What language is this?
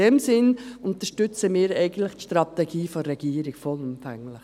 Swiss German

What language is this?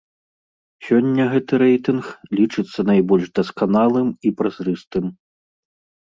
Belarusian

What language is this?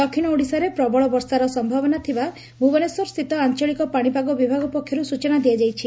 Odia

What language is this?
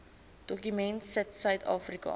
Afrikaans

